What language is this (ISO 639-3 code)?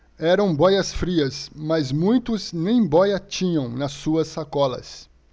por